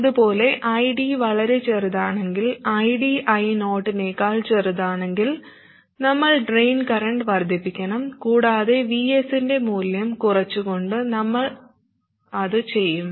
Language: Malayalam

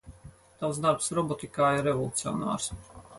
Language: Latvian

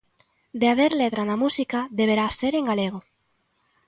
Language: Galician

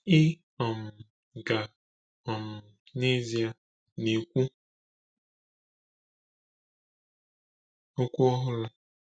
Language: Igbo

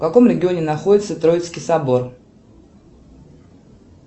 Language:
Russian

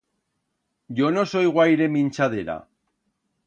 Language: Aragonese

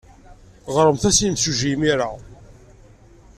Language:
Kabyle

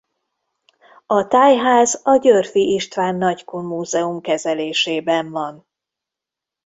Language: Hungarian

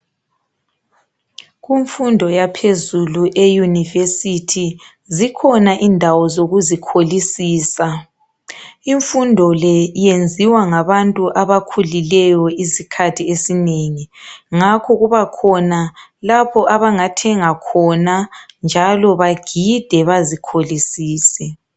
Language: North Ndebele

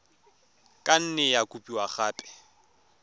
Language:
Tswana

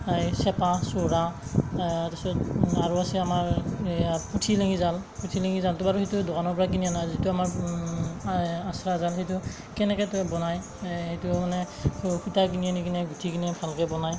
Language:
Assamese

